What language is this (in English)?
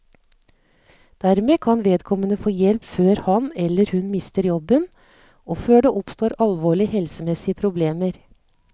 Norwegian